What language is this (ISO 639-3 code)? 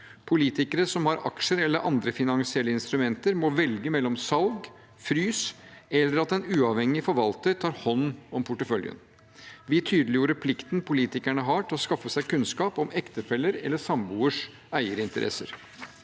nor